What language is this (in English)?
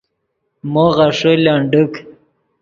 Yidgha